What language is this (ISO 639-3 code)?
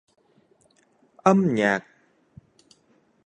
vie